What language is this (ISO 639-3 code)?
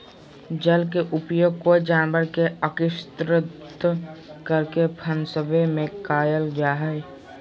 mag